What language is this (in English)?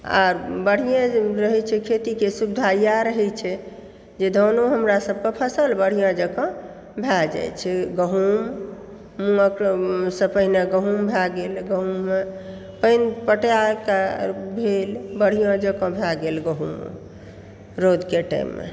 Maithili